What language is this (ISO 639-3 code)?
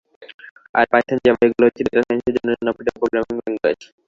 ben